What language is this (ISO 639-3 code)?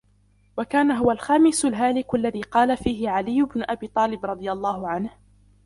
ara